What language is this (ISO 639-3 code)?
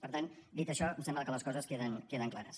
cat